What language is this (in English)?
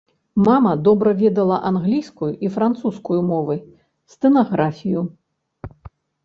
Belarusian